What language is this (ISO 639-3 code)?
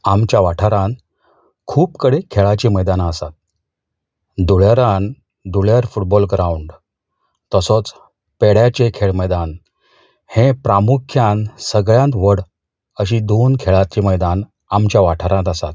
kok